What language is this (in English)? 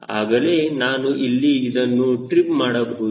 Kannada